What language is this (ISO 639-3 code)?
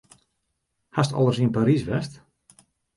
fry